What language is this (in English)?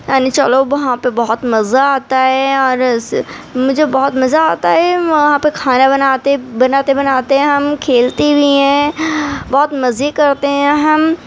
Urdu